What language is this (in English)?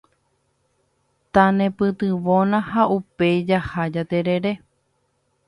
Guarani